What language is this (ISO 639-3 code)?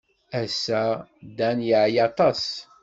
kab